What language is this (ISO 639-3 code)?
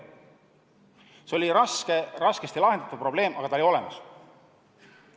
est